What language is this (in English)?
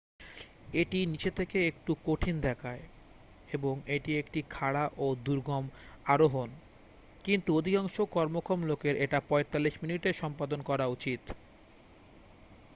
Bangla